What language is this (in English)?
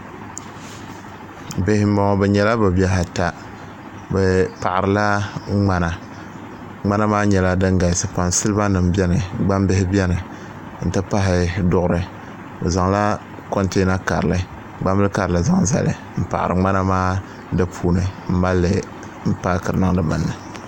Dagbani